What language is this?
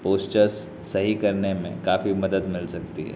Urdu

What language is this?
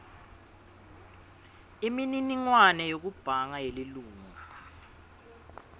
Swati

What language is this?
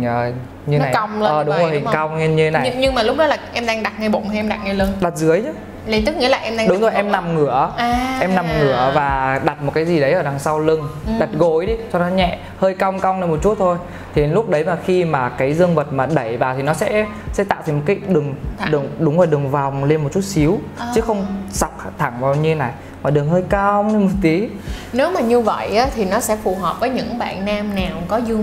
Vietnamese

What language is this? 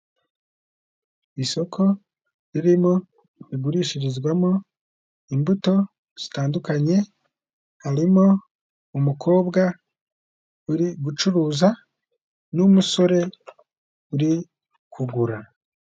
Kinyarwanda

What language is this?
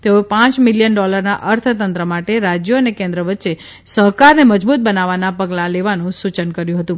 Gujarati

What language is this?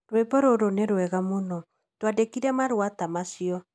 Kikuyu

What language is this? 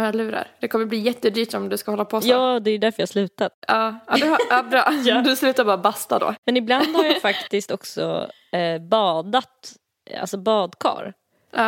Swedish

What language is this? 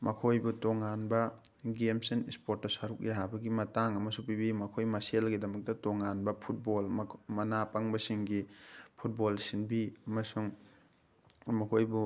Manipuri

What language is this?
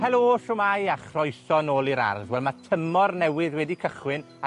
Welsh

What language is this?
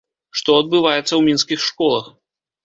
Belarusian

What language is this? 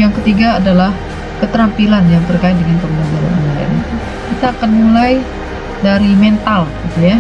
Indonesian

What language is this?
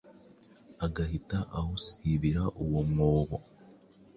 Kinyarwanda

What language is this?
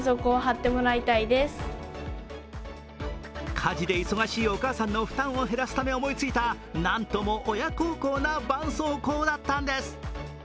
Japanese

